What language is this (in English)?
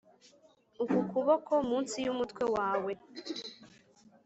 Kinyarwanda